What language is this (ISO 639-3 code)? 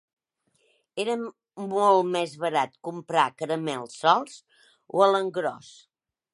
cat